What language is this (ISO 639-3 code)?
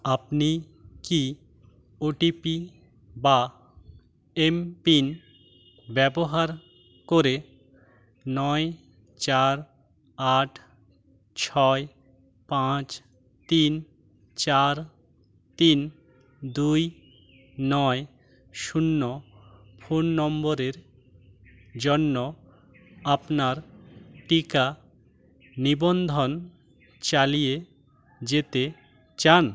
ben